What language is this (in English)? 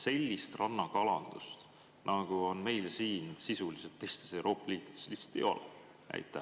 Estonian